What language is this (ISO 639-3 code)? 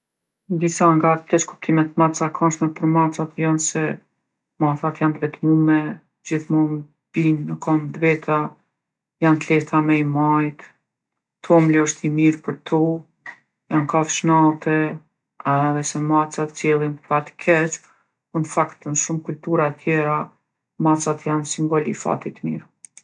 aln